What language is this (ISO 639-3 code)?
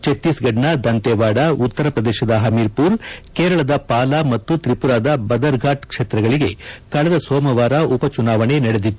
kan